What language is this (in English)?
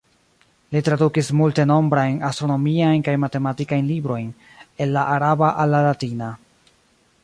Esperanto